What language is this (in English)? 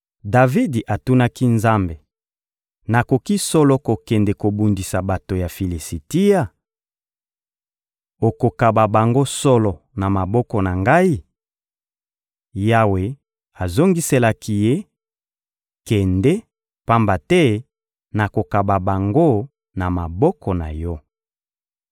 Lingala